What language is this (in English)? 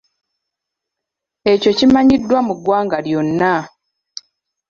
Ganda